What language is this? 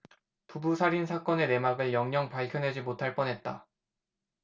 Korean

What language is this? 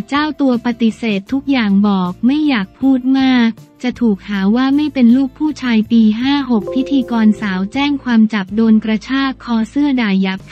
Thai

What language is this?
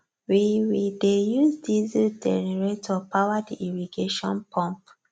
Nigerian Pidgin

